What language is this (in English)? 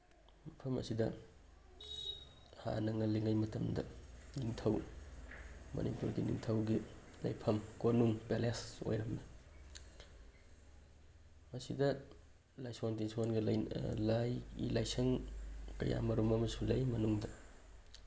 Manipuri